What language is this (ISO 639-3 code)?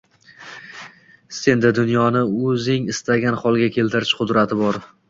uzb